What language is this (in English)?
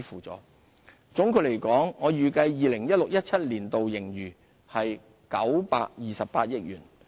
Cantonese